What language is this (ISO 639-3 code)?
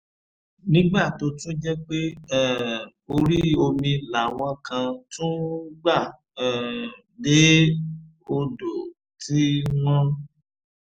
yor